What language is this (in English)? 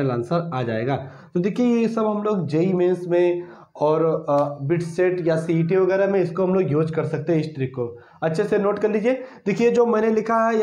Hindi